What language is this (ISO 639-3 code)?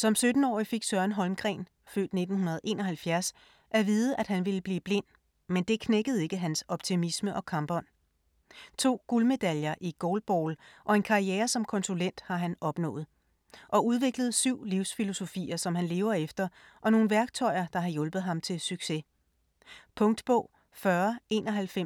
dan